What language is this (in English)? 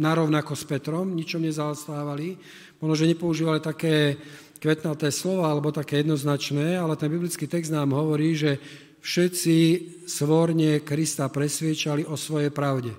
Slovak